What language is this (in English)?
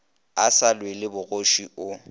Northern Sotho